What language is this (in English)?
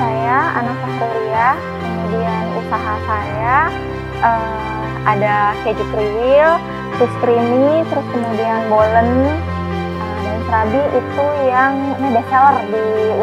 Indonesian